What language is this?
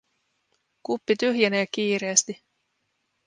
Finnish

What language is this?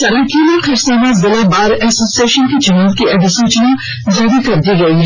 Hindi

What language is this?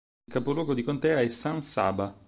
Italian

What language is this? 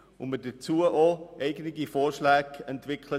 Swiss German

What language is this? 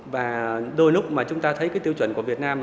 Vietnamese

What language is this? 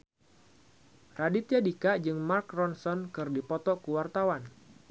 Sundanese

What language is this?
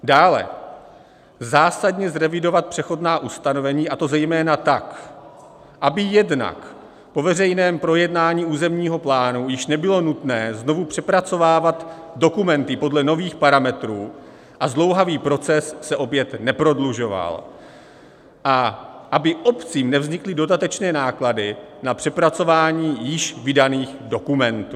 Czech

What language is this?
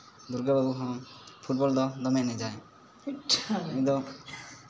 Santali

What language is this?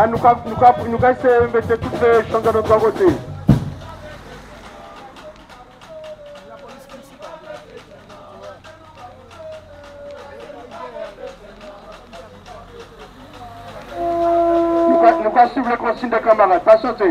Romanian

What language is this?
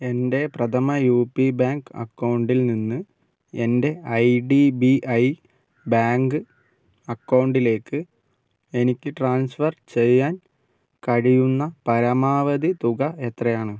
Malayalam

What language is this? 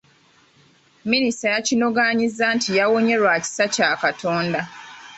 Ganda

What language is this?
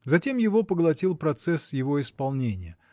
Russian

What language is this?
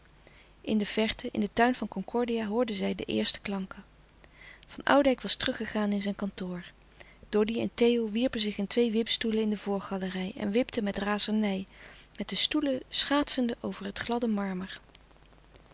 Dutch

